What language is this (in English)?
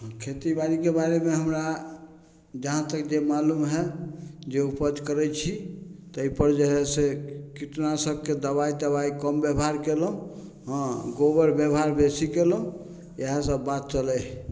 Maithili